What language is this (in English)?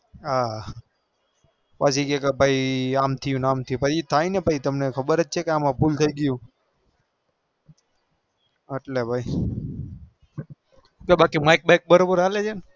Gujarati